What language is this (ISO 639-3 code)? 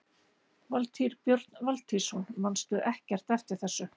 isl